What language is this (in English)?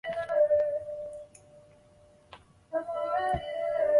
Chinese